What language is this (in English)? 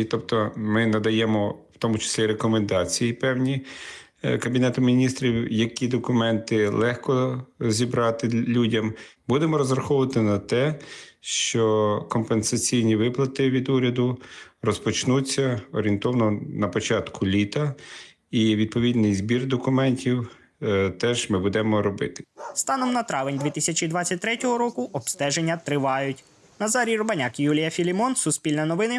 Ukrainian